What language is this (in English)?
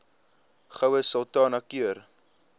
Afrikaans